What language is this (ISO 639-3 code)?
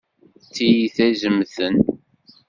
kab